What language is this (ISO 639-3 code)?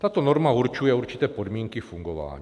ces